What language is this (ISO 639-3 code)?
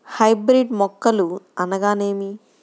tel